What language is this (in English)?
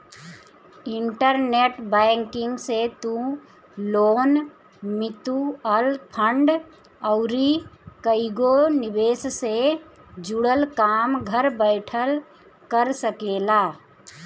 Bhojpuri